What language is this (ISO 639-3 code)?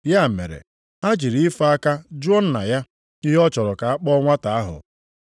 ibo